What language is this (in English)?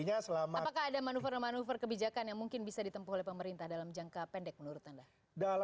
Indonesian